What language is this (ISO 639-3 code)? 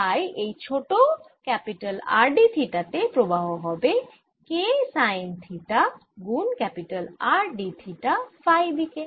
ben